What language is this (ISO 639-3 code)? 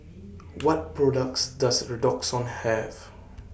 eng